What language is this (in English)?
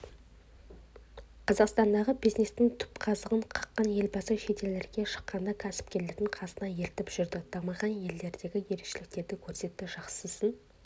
Kazakh